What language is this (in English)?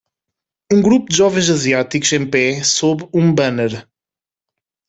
Portuguese